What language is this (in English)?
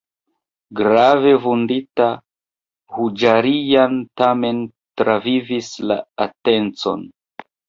Esperanto